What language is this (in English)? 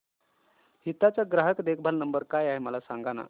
Marathi